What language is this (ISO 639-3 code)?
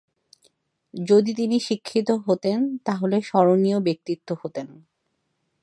ben